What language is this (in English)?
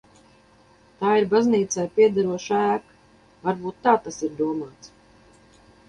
Latvian